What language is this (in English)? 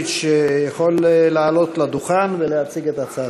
Hebrew